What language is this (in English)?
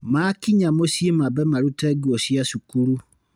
Kikuyu